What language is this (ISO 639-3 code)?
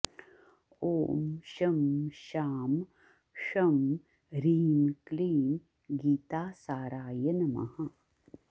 san